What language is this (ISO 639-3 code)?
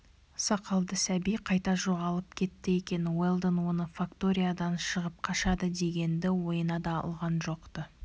kaz